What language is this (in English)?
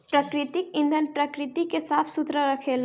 Bhojpuri